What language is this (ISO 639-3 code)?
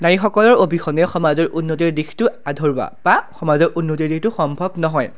asm